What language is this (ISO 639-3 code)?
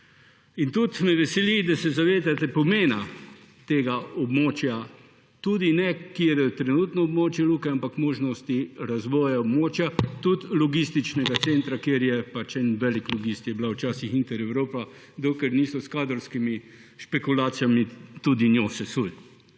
slv